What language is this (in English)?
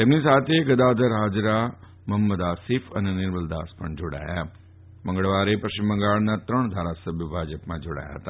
Gujarati